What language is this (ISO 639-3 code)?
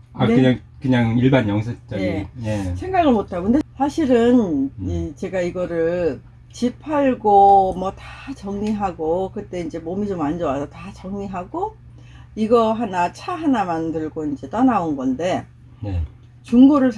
kor